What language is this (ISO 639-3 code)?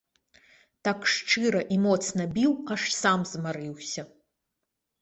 bel